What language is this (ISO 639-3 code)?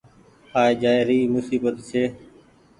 gig